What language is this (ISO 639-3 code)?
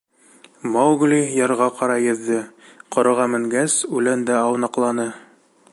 bak